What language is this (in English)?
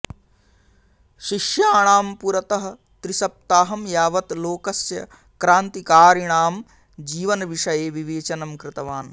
Sanskrit